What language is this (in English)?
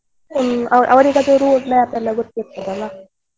Kannada